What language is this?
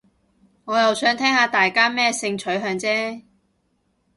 Cantonese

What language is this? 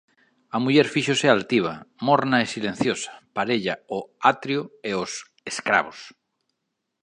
Galician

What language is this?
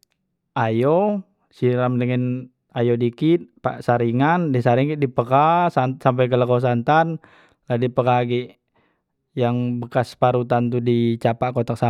Musi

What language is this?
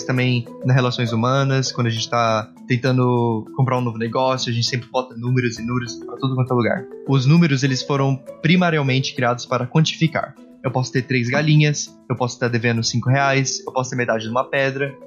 Portuguese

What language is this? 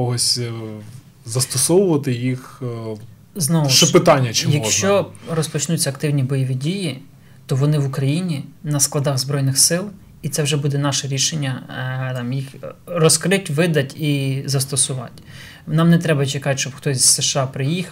Ukrainian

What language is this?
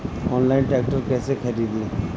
Bhojpuri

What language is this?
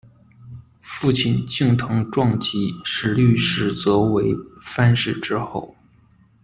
Chinese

